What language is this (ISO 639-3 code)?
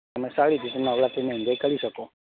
guj